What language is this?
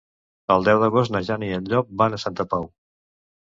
Catalan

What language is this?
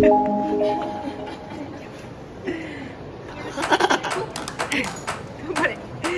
Japanese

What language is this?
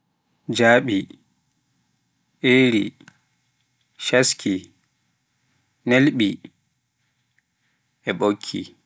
Pular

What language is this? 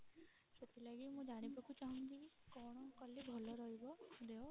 Odia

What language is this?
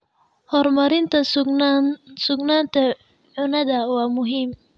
Somali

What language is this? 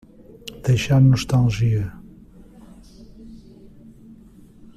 Portuguese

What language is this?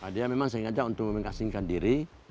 Indonesian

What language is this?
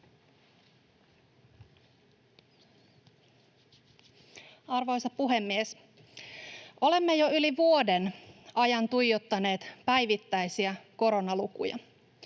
Finnish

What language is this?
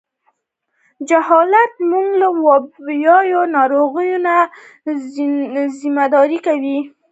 Pashto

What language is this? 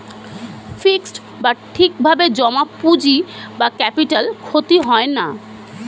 Bangla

